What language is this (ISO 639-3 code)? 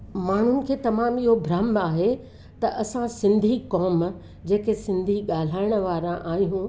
snd